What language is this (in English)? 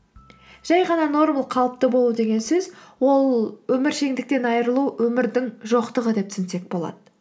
Kazakh